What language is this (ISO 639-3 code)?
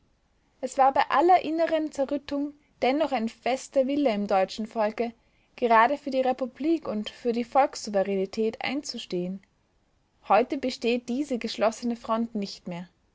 deu